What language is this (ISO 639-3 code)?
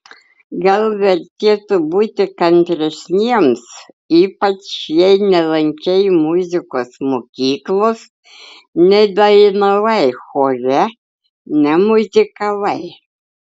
lit